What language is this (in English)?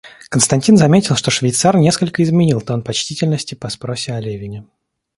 Russian